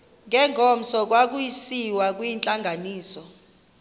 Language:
Xhosa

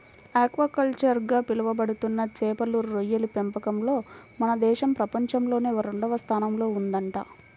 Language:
Telugu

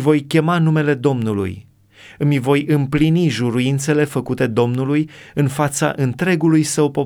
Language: Romanian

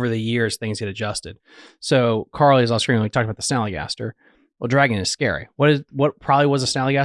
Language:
English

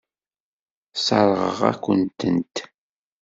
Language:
Kabyle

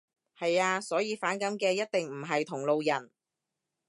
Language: Cantonese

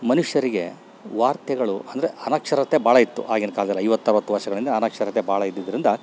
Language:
Kannada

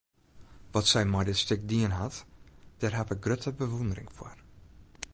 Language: Western Frisian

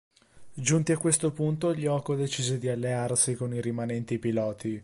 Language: Italian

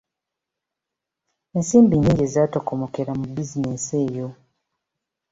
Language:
Ganda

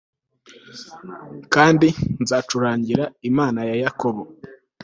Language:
Kinyarwanda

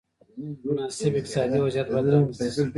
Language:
Pashto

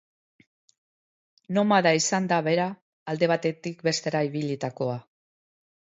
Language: Basque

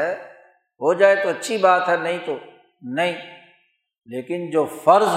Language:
Urdu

